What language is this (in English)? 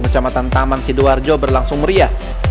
Indonesian